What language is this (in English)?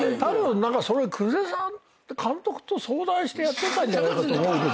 Japanese